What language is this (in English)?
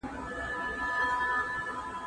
Pashto